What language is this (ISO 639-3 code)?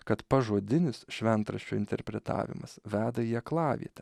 lit